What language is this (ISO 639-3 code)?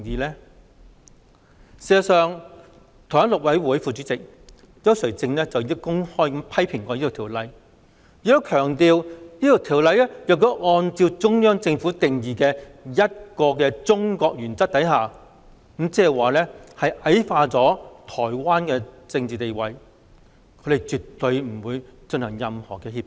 yue